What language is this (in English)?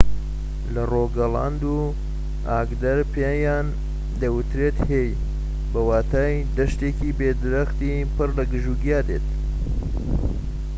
Central Kurdish